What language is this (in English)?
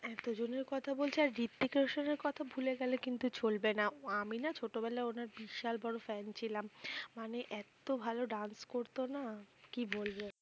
Bangla